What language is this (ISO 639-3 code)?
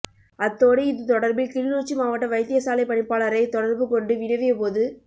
tam